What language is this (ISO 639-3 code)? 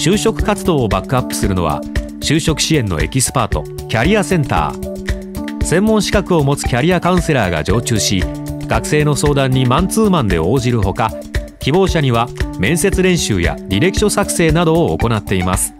jpn